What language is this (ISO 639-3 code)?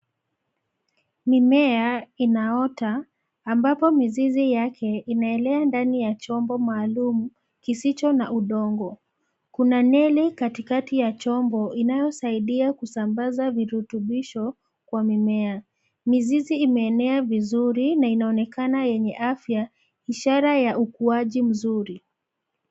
swa